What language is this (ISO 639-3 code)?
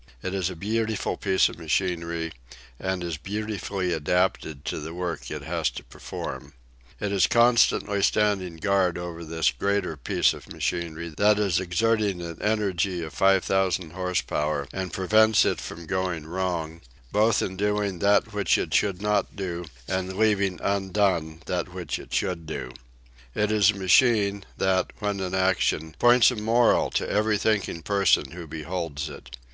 eng